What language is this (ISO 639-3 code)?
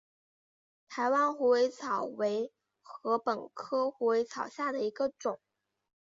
zho